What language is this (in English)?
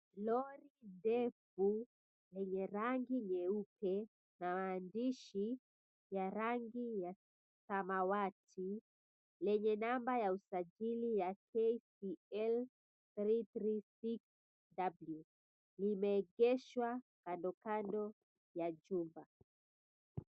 Swahili